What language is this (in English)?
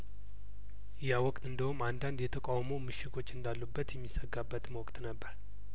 Amharic